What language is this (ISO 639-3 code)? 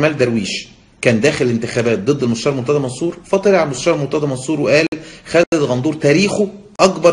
ara